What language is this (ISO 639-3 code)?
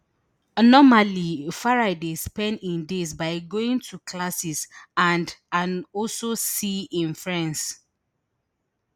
pcm